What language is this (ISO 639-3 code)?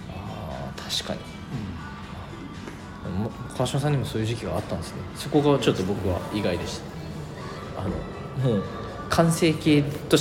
jpn